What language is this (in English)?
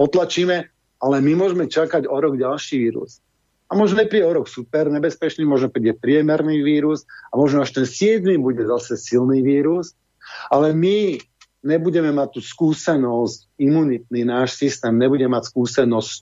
Slovak